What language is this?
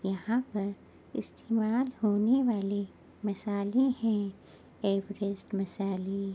Urdu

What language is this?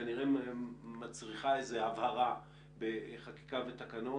Hebrew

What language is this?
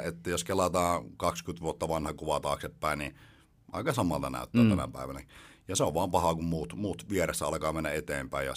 Finnish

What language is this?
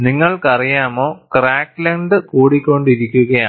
Malayalam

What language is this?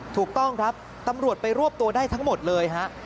Thai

